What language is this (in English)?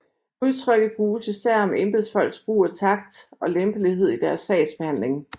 Danish